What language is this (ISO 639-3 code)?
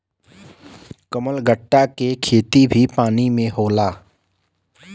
bho